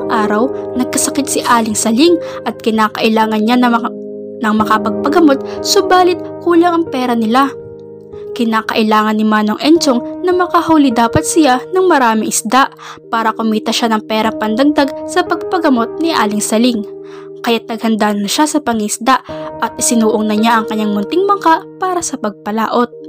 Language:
Filipino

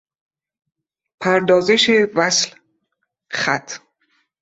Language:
Persian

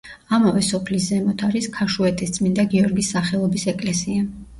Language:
Georgian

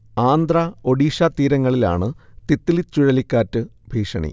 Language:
Malayalam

